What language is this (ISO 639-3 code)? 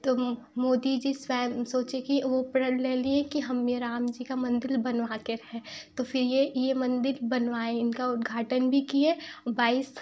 hin